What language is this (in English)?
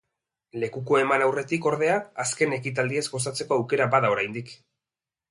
Basque